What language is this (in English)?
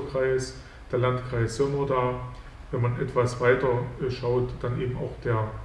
German